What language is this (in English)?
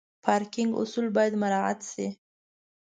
Pashto